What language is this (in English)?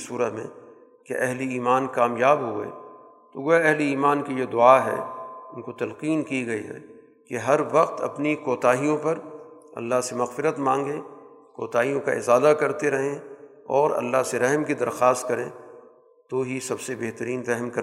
Urdu